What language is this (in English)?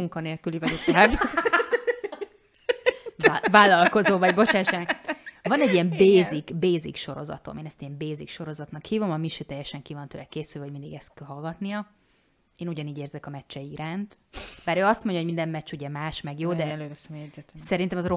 Hungarian